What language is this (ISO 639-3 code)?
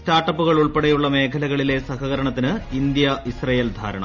mal